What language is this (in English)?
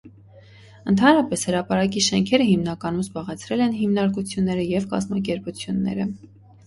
Armenian